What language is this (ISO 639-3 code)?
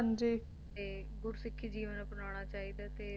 pan